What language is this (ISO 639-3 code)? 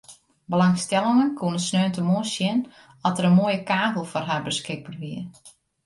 fry